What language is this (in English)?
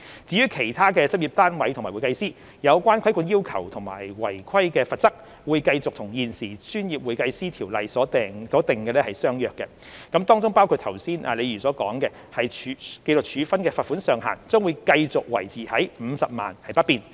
Cantonese